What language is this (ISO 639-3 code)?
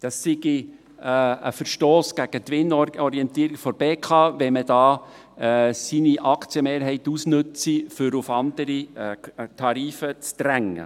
gsw